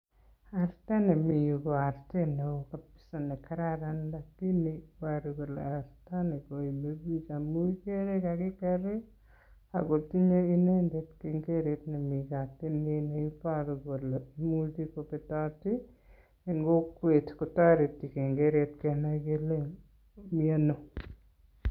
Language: Kalenjin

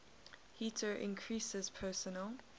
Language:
English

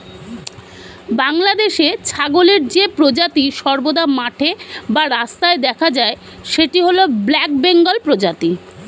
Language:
Bangla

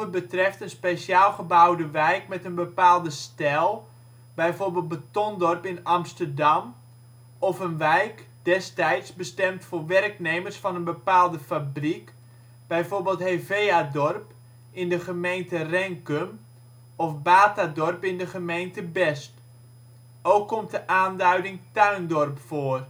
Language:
Dutch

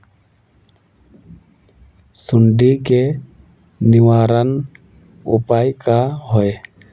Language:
Magahi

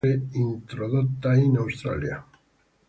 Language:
Italian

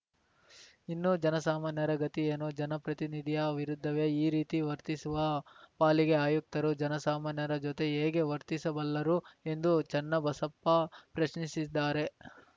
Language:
Kannada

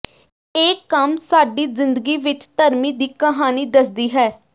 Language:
Punjabi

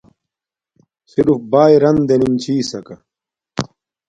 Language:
Domaaki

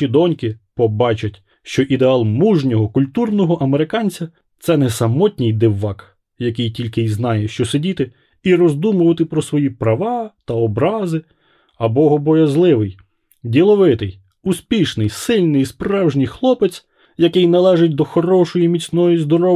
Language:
Ukrainian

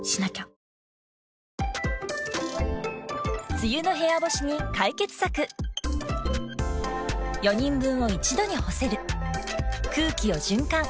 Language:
Japanese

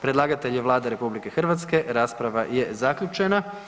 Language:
Croatian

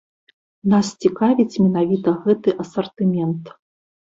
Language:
Belarusian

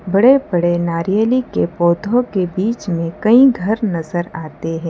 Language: Hindi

